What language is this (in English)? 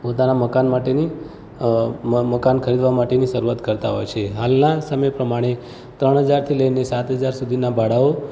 Gujarati